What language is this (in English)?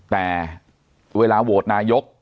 Thai